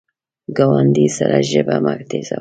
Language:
Pashto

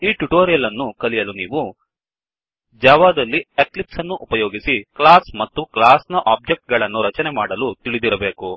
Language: Kannada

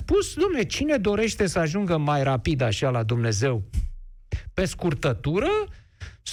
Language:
Romanian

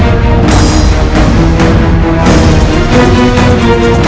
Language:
Indonesian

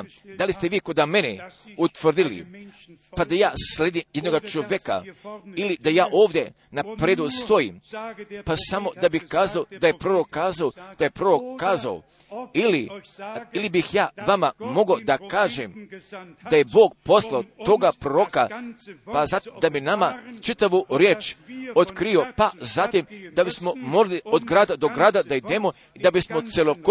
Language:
Croatian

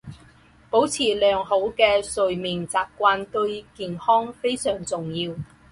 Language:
Chinese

